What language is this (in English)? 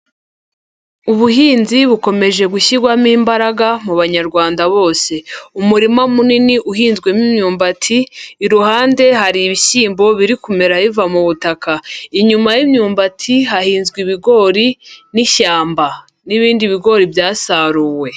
Kinyarwanda